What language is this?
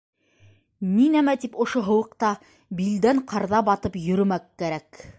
Bashkir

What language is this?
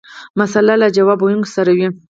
Pashto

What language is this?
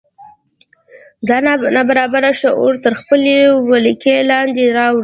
Pashto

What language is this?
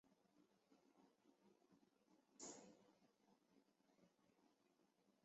Chinese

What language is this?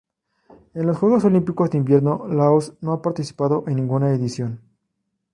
Spanish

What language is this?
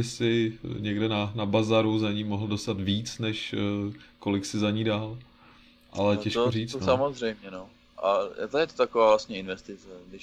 Czech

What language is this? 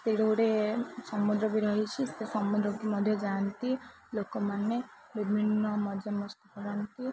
Odia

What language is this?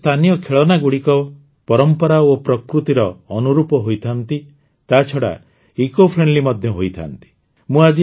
Odia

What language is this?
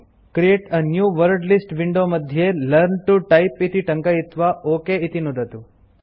Sanskrit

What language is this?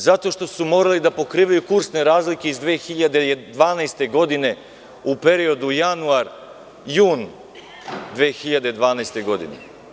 Serbian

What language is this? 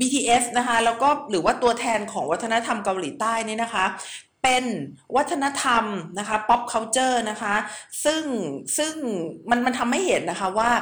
Thai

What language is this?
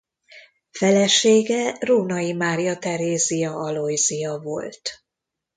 Hungarian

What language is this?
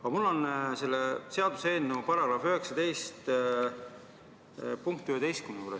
Estonian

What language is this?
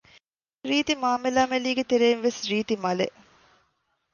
Divehi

